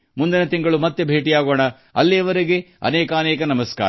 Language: Kannada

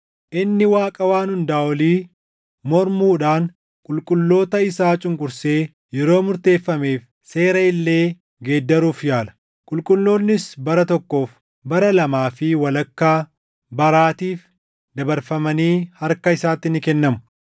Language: Oromo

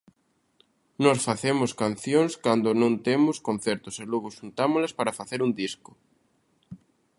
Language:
Galician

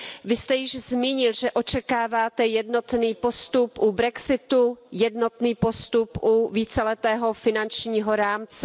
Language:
Czech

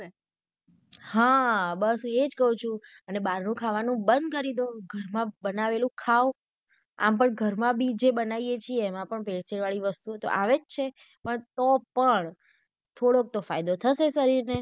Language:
Gujarati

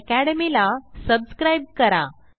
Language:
Marathi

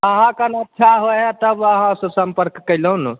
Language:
Maithili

